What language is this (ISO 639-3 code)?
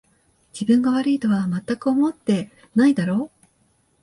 jpn